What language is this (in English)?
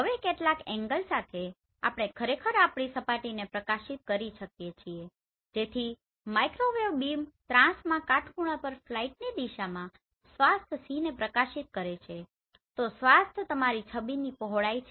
Gujarati